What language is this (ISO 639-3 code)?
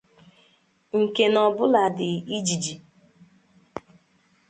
ibo